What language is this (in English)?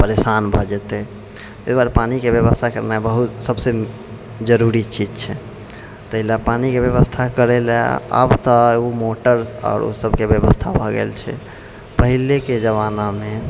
Maithili